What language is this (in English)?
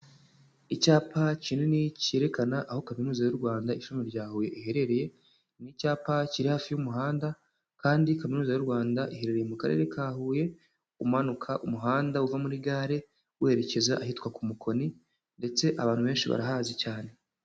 Kinyarwanda